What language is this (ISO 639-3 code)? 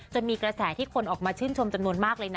tha